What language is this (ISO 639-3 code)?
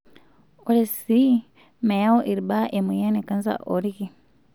mas